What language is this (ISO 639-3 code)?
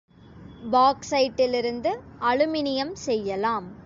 tam